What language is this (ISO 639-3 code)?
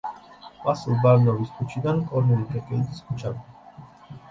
kat